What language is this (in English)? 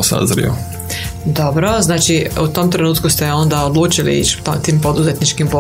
Croatian